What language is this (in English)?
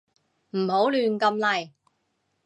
Cantonese